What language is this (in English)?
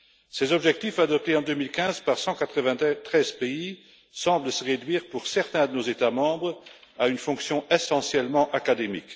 French